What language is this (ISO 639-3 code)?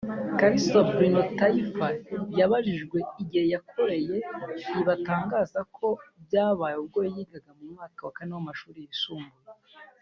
kin